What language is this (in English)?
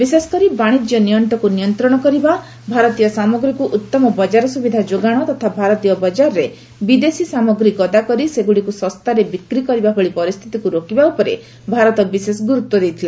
Odia